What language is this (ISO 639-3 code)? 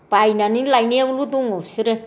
brx